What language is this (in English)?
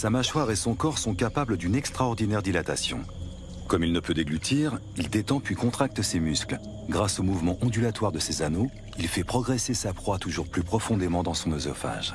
French